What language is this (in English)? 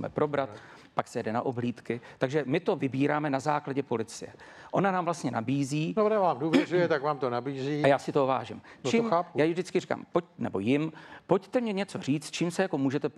Czech